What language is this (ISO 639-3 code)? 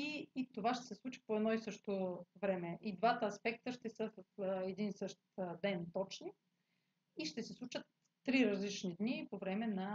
bul